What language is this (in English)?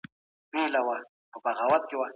Pashto